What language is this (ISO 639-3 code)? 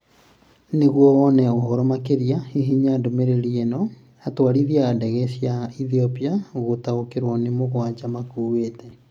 kik